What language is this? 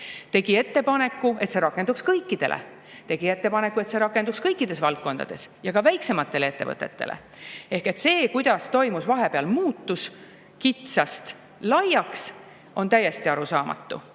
Estonian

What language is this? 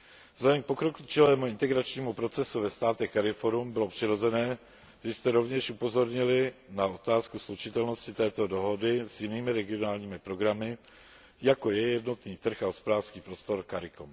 Czech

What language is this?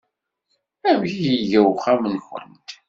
Kabyle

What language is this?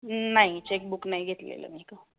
Marathi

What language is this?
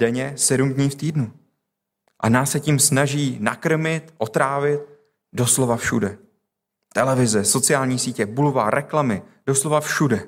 Czech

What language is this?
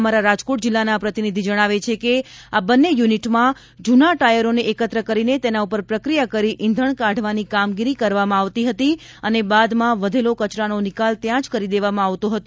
Gujarati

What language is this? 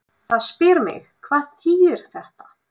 Icelandic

